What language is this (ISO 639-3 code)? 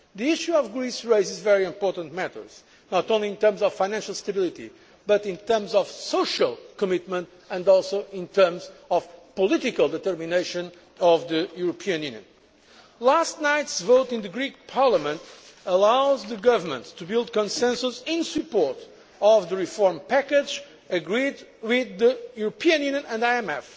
eng